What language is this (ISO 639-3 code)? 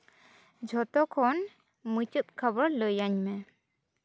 sat